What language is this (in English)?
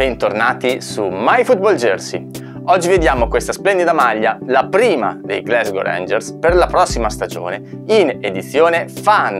Italian